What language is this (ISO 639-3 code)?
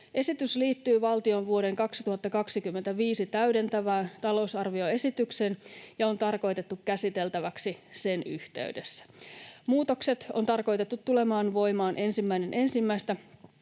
fin